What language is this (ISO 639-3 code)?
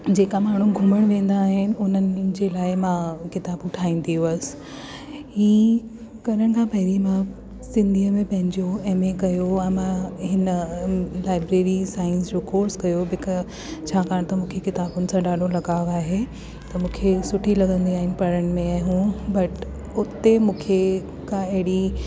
snd